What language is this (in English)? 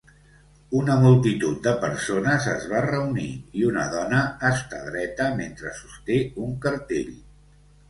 Catalan